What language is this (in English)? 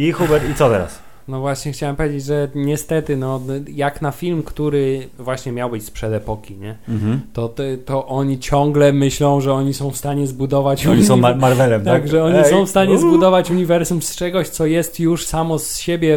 Polish